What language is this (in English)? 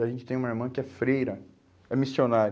Portuguese